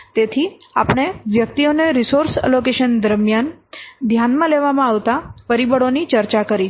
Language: Gujarati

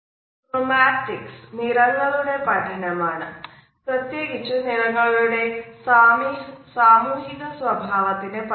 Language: Malayalam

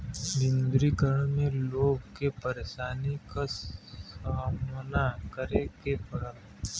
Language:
Bhojpuri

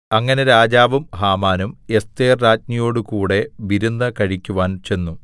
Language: Malayalam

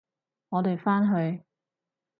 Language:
Cantonese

